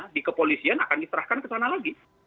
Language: Indonesian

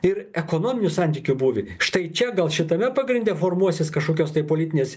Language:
Lithuanian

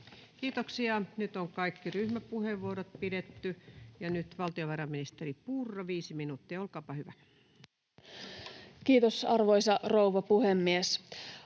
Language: Finnish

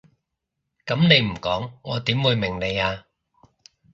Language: Cantonese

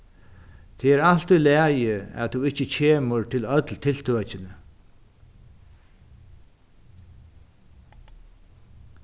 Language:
Faroese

